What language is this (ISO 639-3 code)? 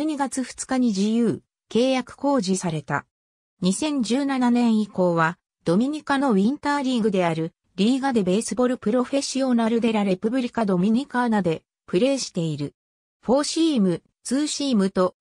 jpn